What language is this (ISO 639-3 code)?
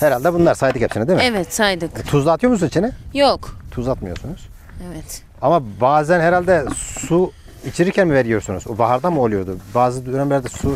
tur